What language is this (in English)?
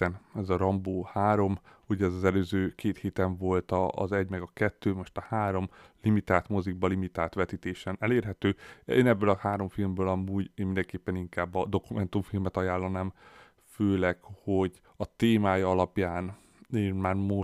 Hungarian